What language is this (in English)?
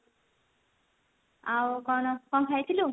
Odia